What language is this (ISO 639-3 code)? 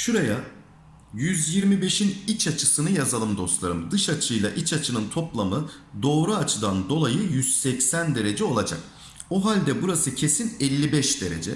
tur